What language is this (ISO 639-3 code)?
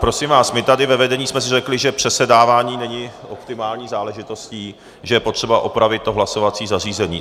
ces